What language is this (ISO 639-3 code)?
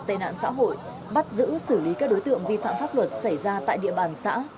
vie